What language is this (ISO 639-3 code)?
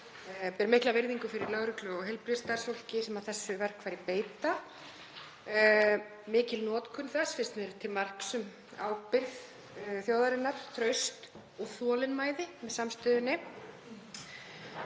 isl